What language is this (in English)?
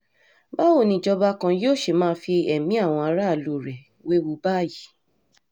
Yoruba